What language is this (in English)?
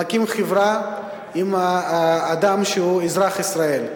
Hebrew